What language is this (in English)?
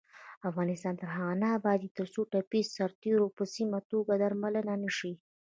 Pashto